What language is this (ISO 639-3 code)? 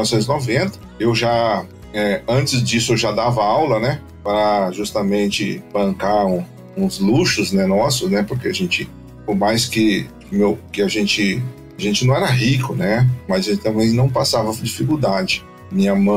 por